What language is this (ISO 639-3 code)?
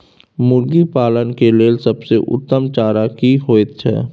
mai